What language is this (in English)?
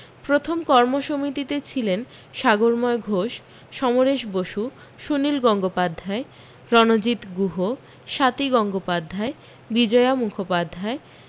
Bangla